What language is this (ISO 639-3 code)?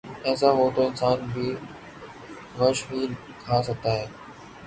urd